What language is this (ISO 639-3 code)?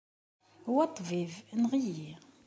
kab